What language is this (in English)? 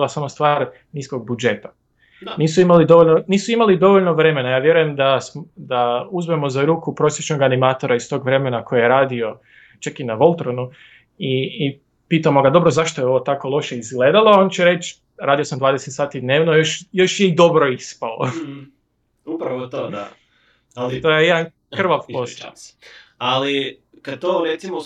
Croatian